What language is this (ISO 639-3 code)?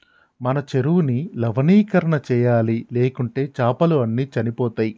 tel